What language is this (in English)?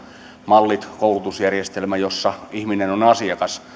Finnish